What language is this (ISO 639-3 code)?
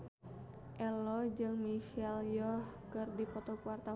sun